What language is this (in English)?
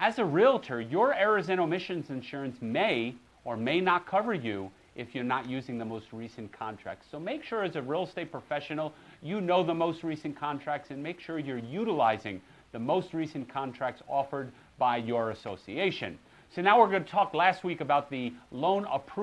English